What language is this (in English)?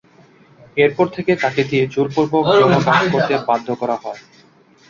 Bangla